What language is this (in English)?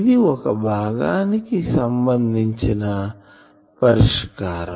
Telugu